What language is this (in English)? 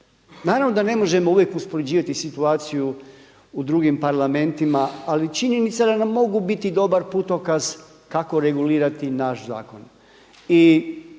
Croatian